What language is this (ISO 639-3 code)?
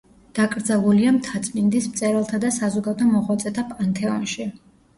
kat